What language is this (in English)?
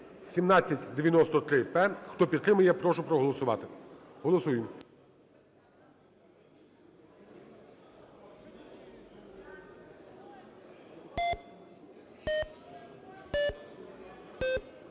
Ukrainian